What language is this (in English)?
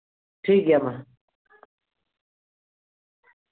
Santali